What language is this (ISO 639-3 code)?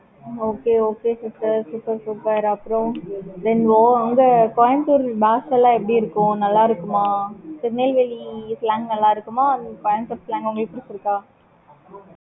tam